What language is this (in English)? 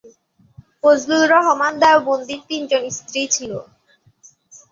Bangla